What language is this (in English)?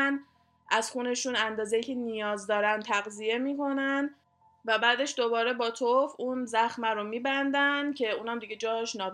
Persian